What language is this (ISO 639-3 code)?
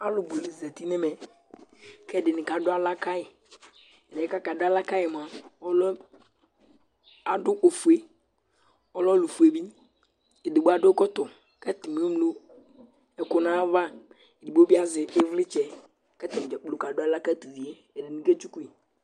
kpo